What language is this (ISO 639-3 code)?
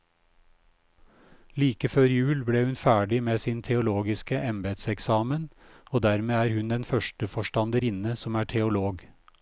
nor